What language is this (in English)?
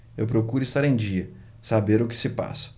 Portuguese